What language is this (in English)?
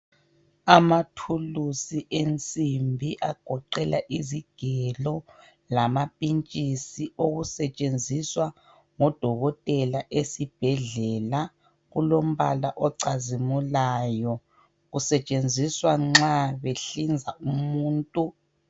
North Ndebele